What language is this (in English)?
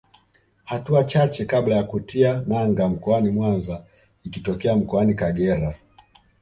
Swahili